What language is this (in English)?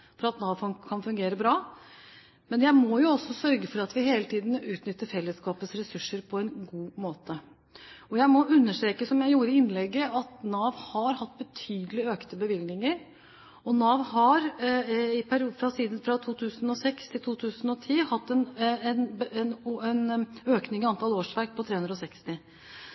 Norwegian Bokmål